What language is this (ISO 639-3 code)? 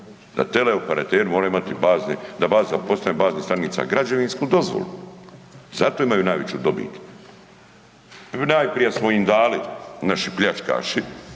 hrv